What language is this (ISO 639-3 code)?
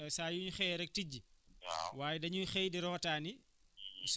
wol